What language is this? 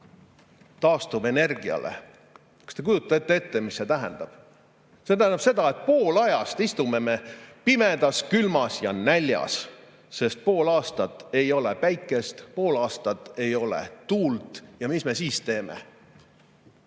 Estonian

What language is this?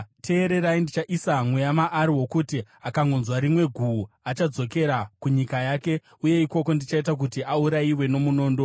Shona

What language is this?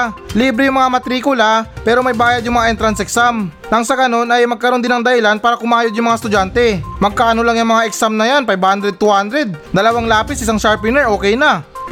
Filipino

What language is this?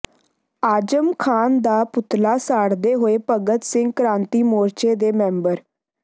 Punjabi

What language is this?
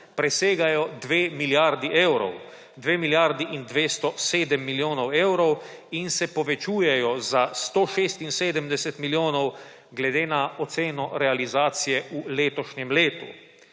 Slovenian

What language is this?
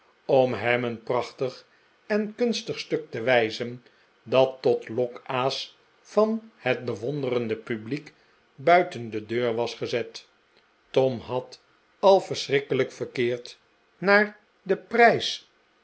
Dutch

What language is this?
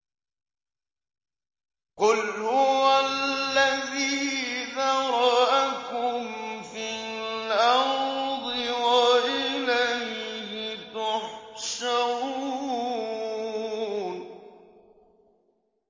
Arabic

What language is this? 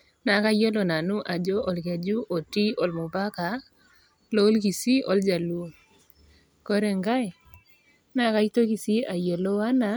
Masai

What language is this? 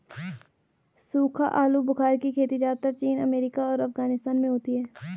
Hindi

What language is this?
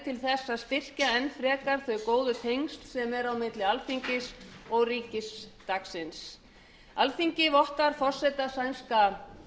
Icelandic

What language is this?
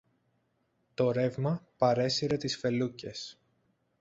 Greek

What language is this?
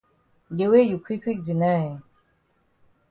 Cameroon Pidgin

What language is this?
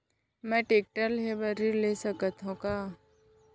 Chhattisgarhi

